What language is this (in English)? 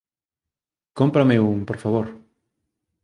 Galician